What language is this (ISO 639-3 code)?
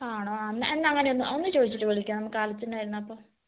mal